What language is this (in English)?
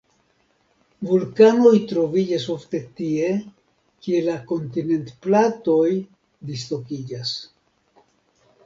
Esperanto